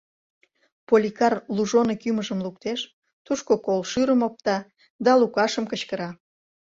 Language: Mari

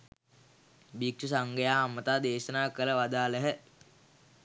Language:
Sinhala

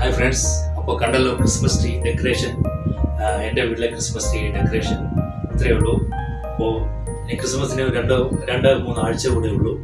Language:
Malayalam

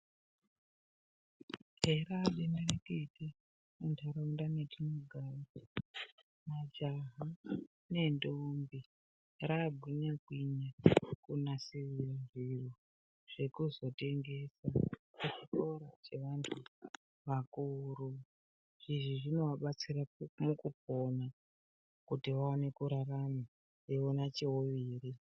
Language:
Ndau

